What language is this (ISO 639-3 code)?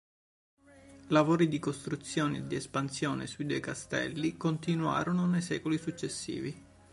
ita